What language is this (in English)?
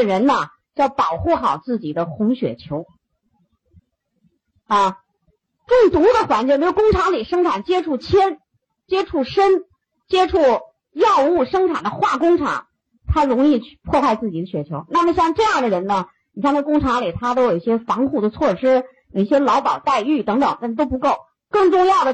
Chinese